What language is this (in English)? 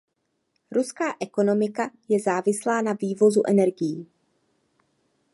Czech